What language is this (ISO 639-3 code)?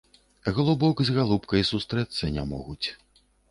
bel